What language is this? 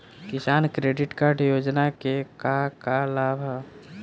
Bhojpuri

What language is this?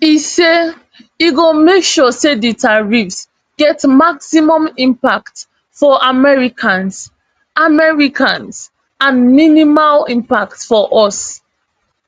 Nigerian Pidgin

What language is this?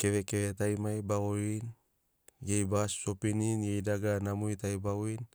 Sinaugoro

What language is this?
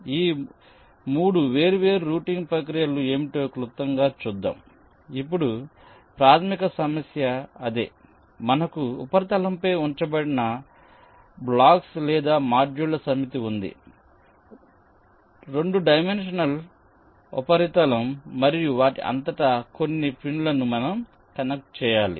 Telugu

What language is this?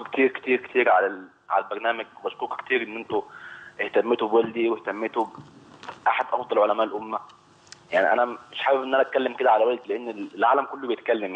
Arabic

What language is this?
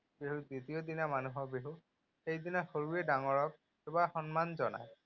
Assamese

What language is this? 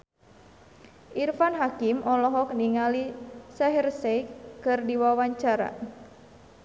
Sundanese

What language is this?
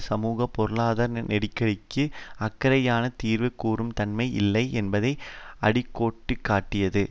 Tamil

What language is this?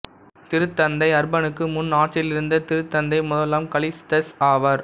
Tamil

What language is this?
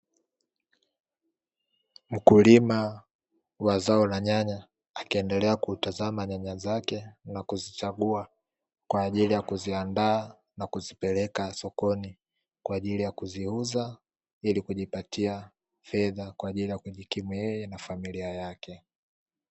Swahili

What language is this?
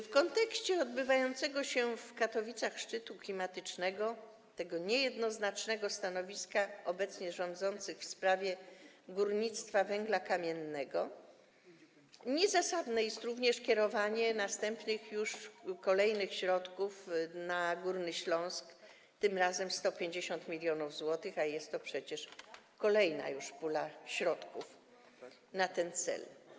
Polish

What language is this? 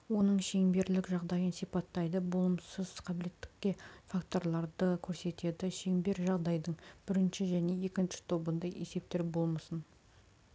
Kazakh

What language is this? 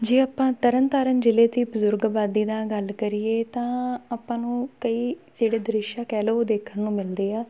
Punjabi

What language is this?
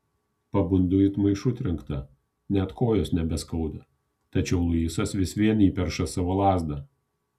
Lithuanian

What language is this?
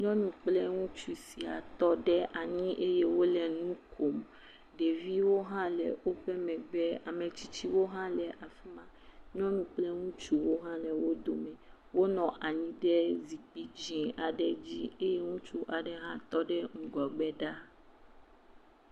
Ewe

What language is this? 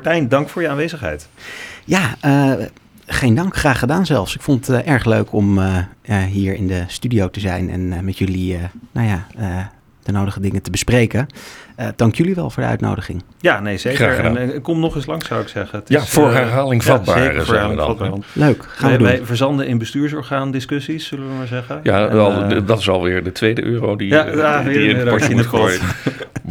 Dutch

